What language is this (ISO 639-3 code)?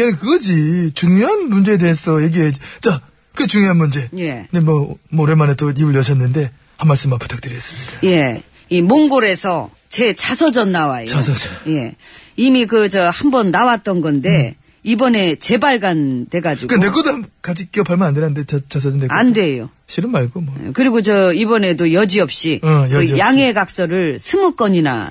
kor